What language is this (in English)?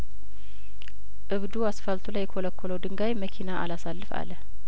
Amharic